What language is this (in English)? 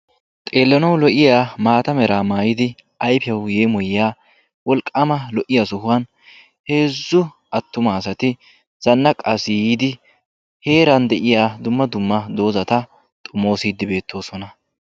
Wolaytta